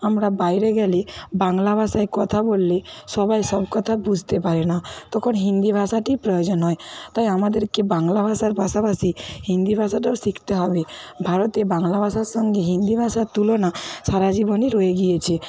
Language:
Bangla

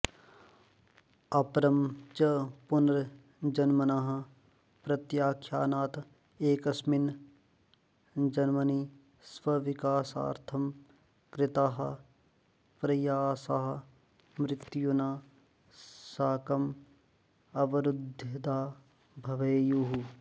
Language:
Sanskrit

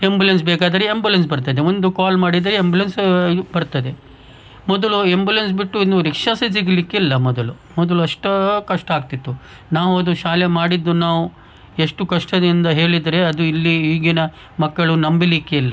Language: Kannada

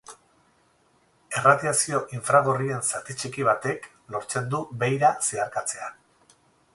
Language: Basque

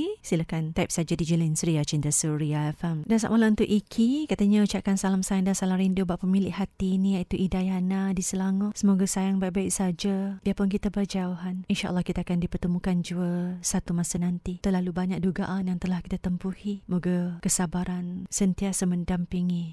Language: Malay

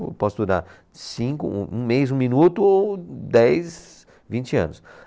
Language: Portuguese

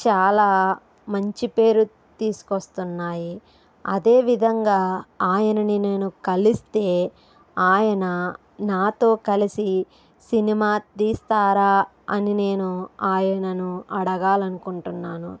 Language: Telugu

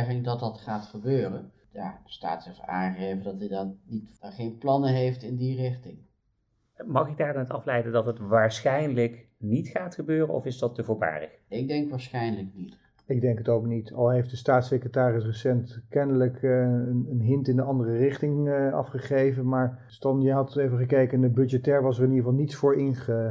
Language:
Dutch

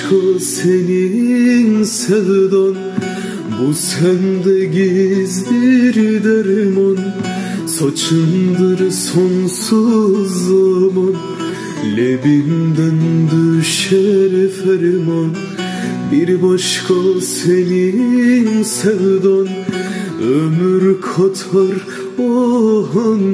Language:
Turkish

